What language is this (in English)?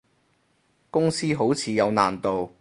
Cantonese